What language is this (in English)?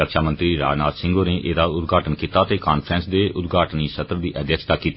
Dogri